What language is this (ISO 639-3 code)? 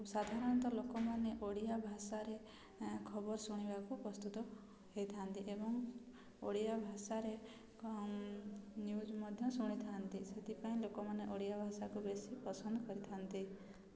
ori